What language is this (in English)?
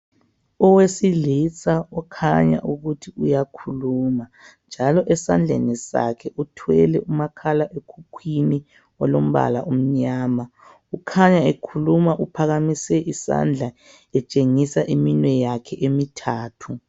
North Ndebele